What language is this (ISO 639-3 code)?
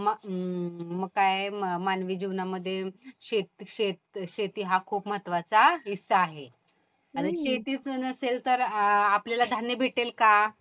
mar